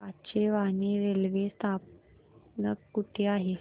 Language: Marathi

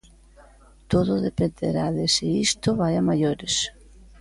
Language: Galician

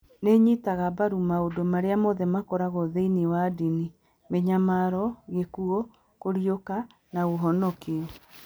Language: Kikuyu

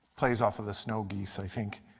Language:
English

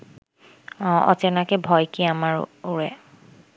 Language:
Bangla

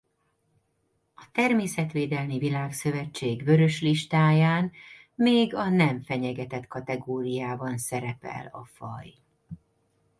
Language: Hungarian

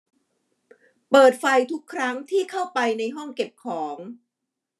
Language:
Thai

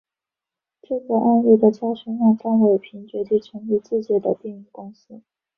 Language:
Chinese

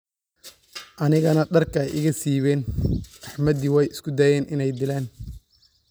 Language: Somali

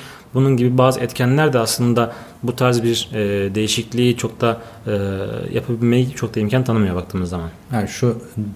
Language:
Turkish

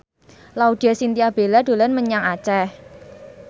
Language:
Javanese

